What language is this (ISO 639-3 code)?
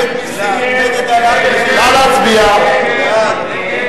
heb